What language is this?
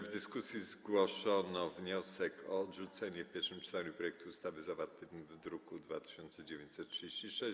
Polish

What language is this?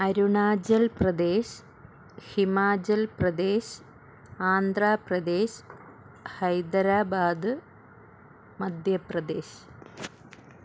Malayalam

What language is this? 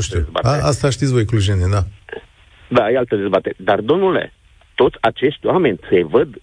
Romanian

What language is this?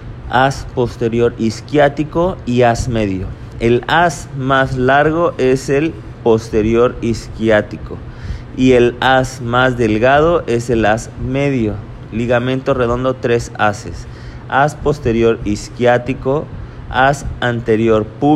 Spanish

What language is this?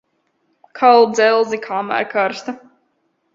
Latvian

